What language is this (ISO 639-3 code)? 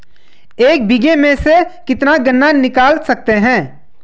hin